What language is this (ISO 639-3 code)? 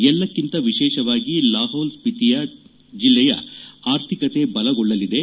kan